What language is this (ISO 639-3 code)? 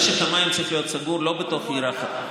heb